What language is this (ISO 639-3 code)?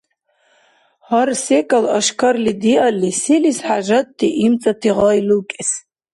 dar